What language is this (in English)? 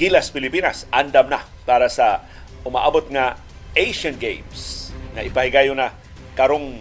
Filipino